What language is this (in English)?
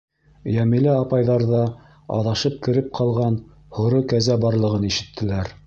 Bashkir